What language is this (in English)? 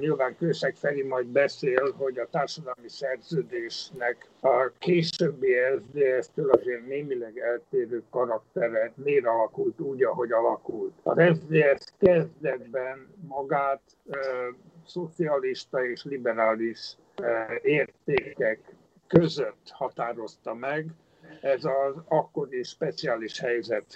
Hungarian